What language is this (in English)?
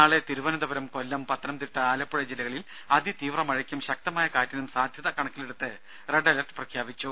Malayalam